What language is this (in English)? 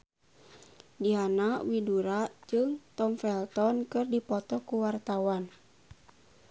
Sundanese